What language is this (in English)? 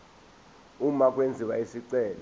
Zulu